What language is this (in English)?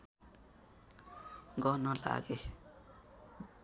Nepali